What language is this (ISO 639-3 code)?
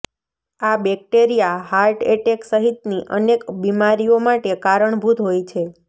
guj